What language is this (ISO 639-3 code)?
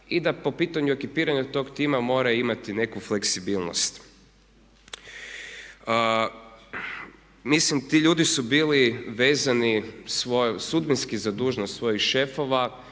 hrv